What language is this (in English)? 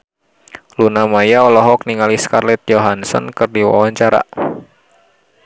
Sundanese